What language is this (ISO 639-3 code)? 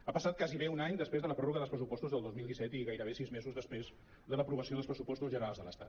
cat